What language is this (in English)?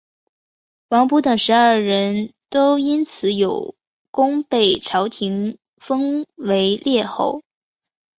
Chinese